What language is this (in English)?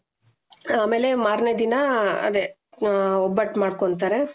Kannada